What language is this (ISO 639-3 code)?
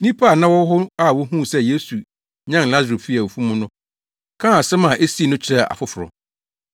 aka